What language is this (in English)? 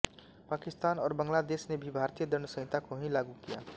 Hindi